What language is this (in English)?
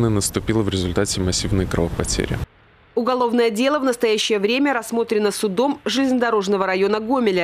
Russian